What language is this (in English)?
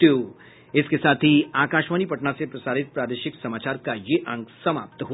Hindi